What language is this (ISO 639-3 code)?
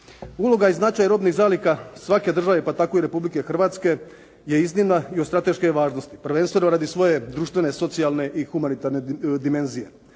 hrv